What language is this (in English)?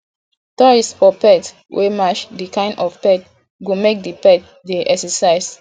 Nigerian Pidgin